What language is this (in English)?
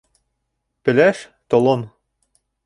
Bashkir